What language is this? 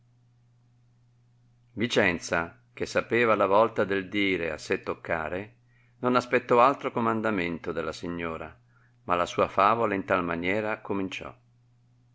Italian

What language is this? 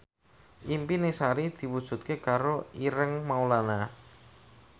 Javanese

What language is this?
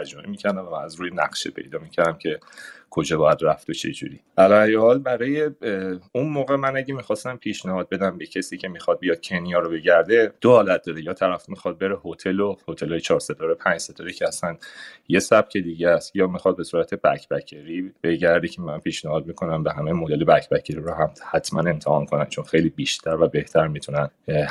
Persian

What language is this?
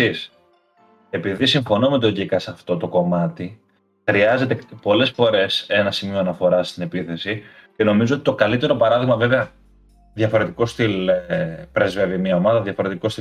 Greek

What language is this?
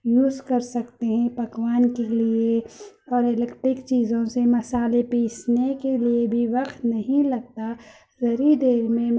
Urdu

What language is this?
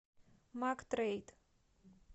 Russian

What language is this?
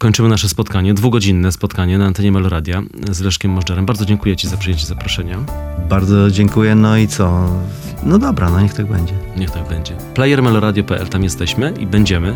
Polish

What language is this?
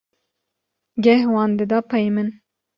Kurdish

